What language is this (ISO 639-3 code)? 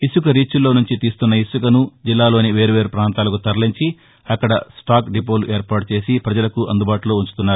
tel